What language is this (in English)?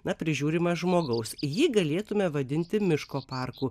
Lithuanian